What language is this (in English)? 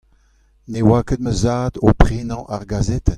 Breton